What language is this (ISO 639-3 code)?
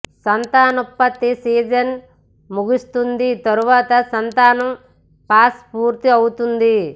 tel